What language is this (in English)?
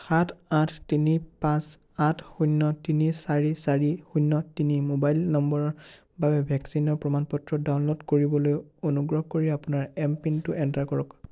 Assamese